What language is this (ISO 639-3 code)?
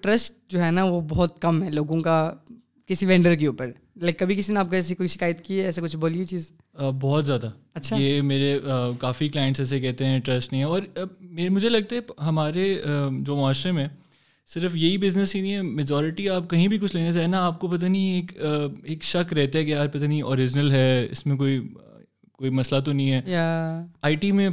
urd